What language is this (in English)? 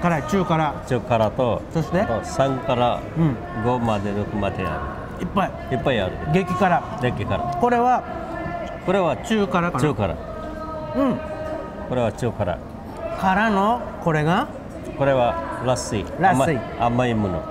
Japanese